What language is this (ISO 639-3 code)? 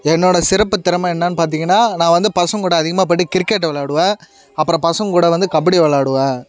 tam